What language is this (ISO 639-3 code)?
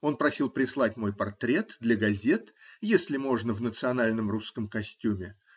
rus